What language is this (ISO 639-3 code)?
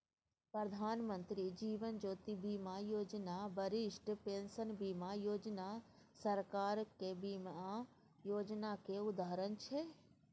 mai